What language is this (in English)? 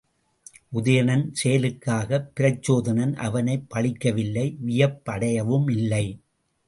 Tamil